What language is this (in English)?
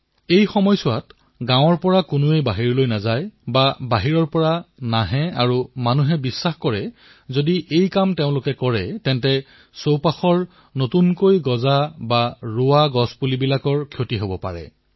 Assamese